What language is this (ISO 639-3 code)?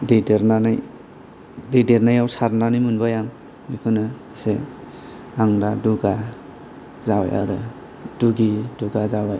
brx